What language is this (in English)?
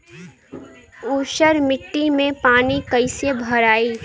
Bhojpuri